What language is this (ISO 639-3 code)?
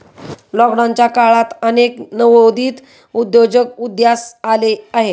mar